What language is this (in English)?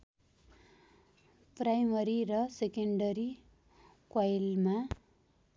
Nepali